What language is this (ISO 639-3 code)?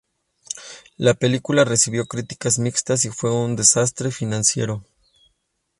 spa